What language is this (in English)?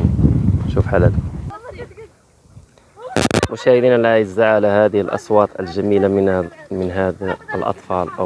Arabic